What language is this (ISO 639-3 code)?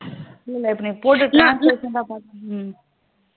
tam